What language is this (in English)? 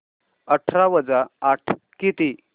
Marathi